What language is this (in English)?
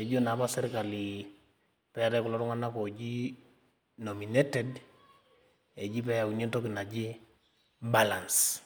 Masai